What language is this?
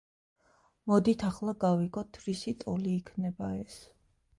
Georgian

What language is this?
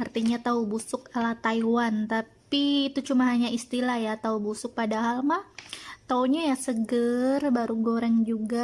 Indonesian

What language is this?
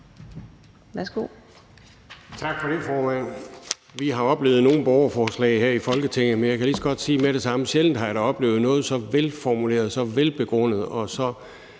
Danish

